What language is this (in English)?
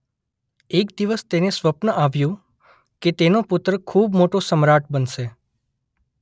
Gujarati